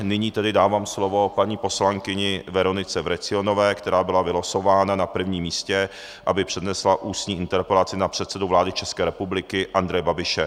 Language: Czech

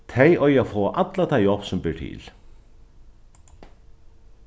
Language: Faroese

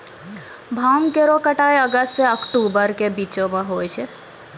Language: Maithili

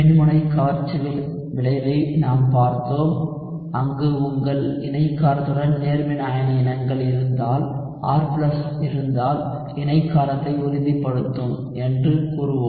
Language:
Tamil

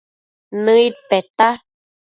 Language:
Matsés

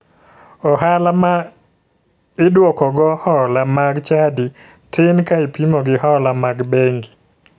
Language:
Luo (Kenya and Tanzania)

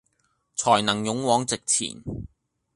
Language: Cantonese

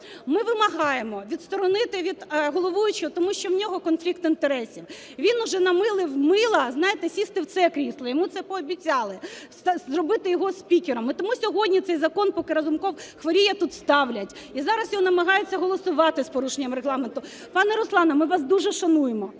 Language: Ukrainian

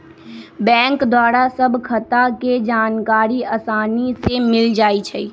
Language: Magahi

